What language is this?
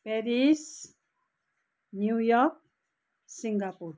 Nepali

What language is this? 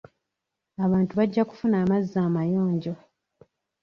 Ganda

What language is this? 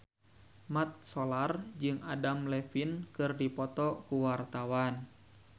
Sundanese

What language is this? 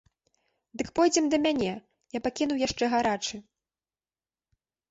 Belarusian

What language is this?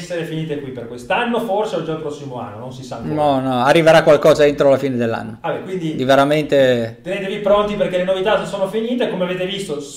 Italian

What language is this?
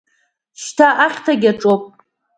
Abkhazian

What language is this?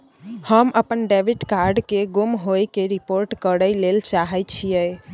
Maithili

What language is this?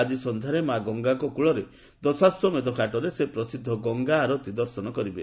Odia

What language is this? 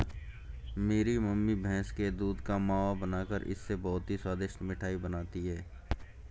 Hindi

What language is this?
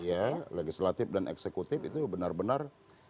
Indonesian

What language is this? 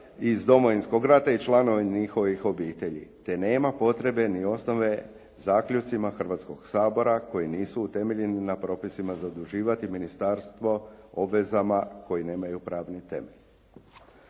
Croatian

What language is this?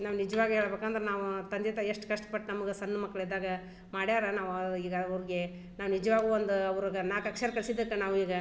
Kannada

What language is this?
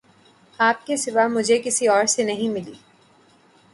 Urdu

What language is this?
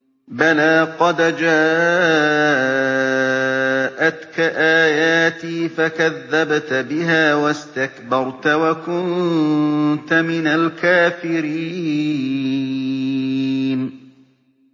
Arabic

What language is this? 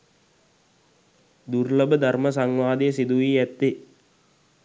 Sinhala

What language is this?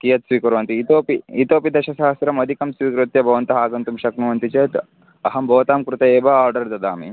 Sanskrit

